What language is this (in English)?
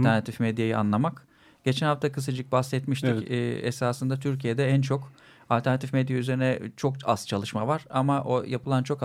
Turkish